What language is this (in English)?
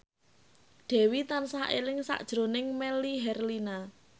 Javanese